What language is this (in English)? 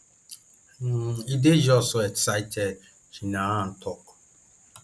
Nigerian Pidgin